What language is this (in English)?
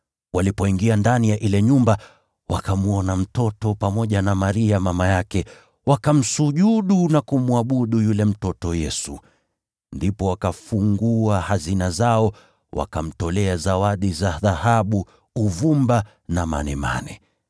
Swahili